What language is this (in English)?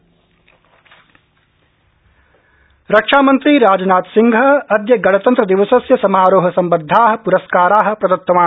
Sanskrit